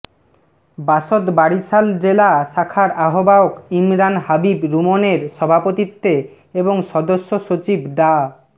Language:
Bangla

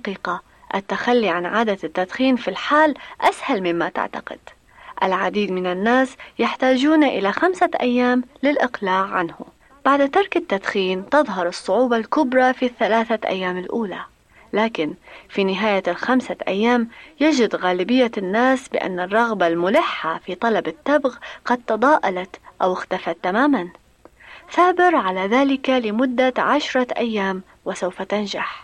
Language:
Arabic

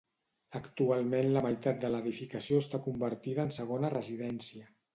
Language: Catalan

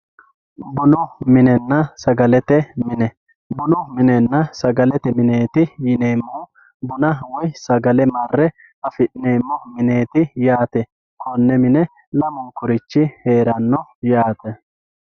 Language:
Sidamo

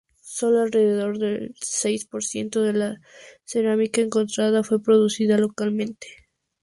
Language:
Spanish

